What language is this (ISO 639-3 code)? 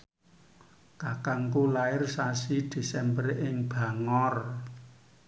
jav